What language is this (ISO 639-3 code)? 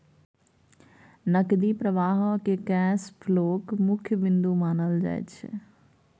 mai